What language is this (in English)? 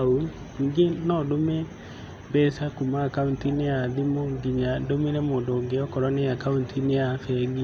Kikuyu